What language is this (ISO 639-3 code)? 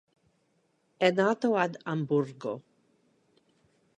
ita